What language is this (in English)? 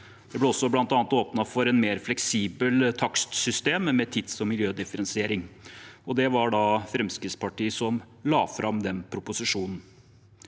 Norwegian